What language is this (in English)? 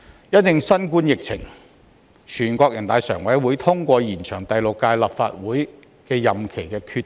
Cantonese